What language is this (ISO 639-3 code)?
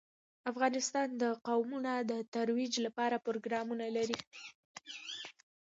pus